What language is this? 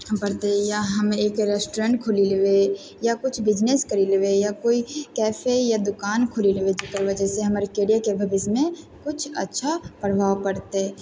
Maithili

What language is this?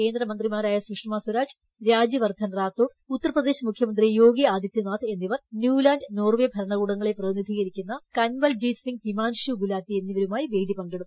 Malayalam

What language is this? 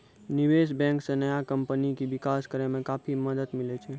Maithili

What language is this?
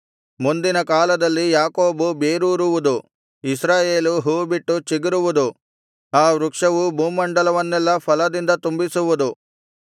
Kannada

